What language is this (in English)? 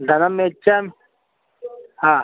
Sanskrit